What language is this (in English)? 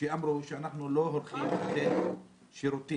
Hebrew